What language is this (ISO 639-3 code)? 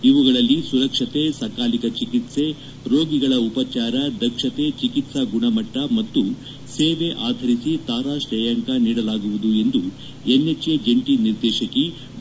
kan